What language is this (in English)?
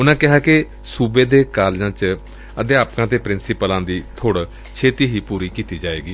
Punjabi